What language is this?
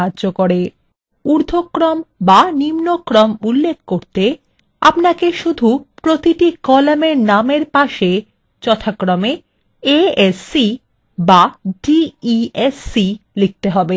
Bangla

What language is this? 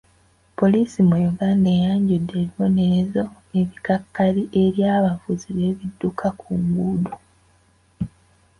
Ganda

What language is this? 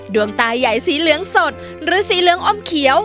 Thai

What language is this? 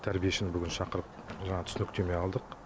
Kazakh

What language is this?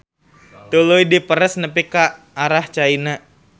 Sundanese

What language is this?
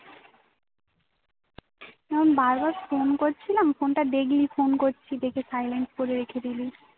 Bangla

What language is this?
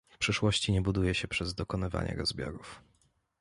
Polish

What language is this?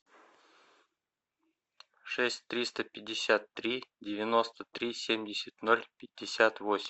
Russian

